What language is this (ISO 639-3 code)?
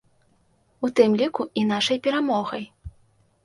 bel